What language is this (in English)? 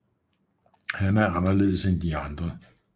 Danish